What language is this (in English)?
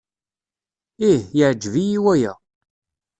Kabyle